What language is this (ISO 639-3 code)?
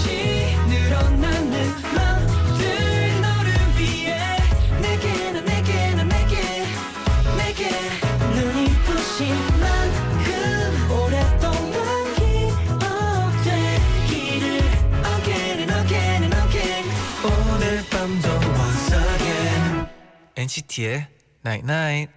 kor